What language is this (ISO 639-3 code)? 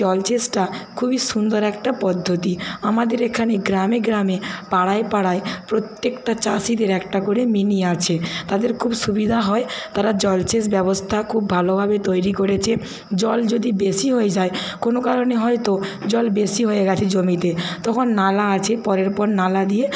ben